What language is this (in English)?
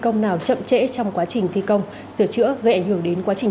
Vietnamese